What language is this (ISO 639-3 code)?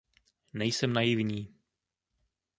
ces